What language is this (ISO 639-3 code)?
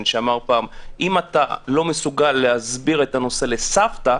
heb